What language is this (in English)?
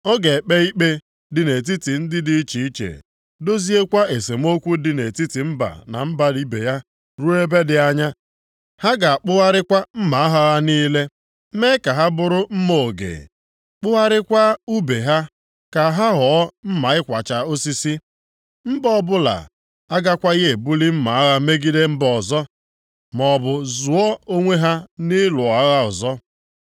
Igbo